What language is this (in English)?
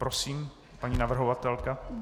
Czech